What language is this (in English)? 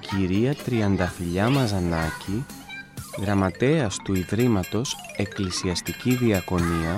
Greek